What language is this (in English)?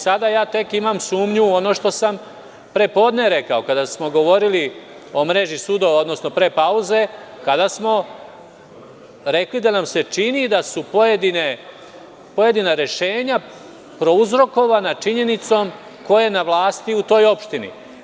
Serbian